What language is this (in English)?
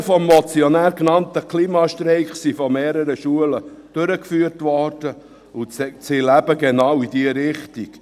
Swiss German